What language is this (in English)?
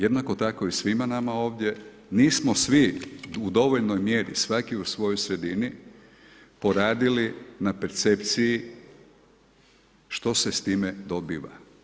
Croatian